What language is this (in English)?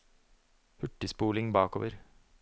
Norwegian